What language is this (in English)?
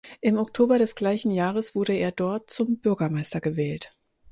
German